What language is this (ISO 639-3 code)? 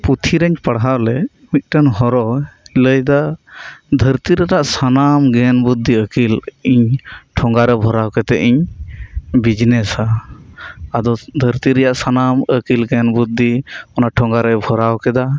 sat